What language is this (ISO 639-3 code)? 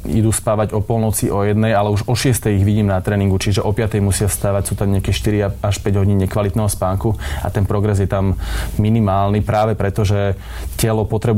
slk